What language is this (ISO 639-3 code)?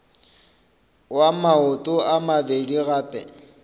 nso